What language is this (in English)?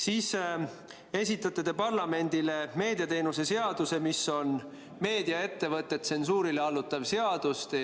Estonian